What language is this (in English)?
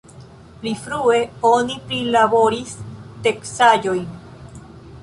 Esperanto